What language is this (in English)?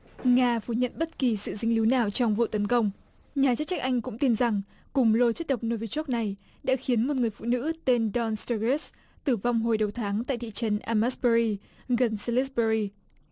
Vietnamese